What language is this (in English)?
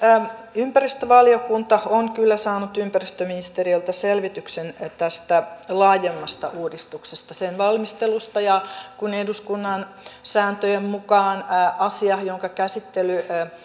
Finnish